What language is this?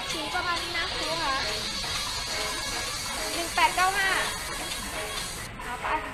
Thai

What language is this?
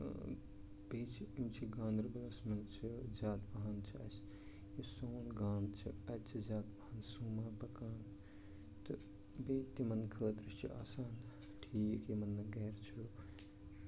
Kashmiri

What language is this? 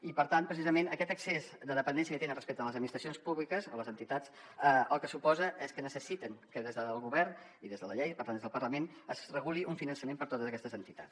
Catalan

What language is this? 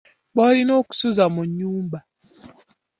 Ganda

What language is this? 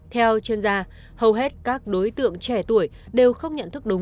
Vietnamese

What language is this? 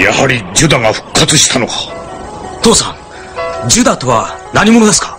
Japanese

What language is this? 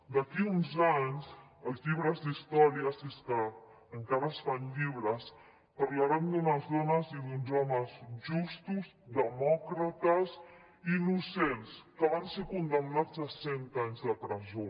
Catalan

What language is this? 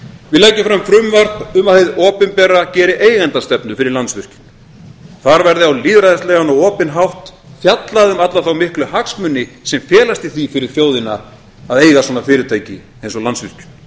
Icelandic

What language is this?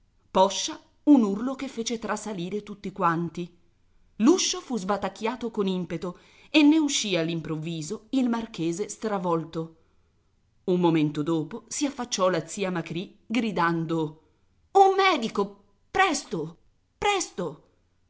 Italian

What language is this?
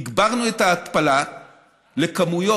Hebrew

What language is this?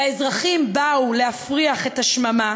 Hebrew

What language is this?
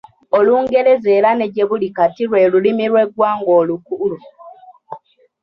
Ganda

